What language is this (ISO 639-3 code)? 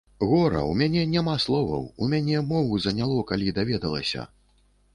bel